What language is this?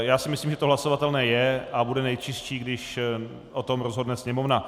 Czech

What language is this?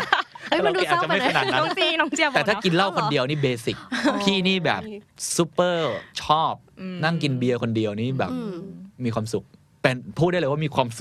Thai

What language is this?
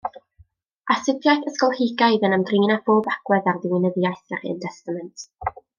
Welsh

